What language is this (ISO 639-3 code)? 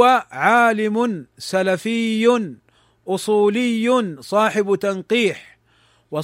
ara